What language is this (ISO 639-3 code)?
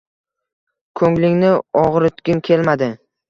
uzb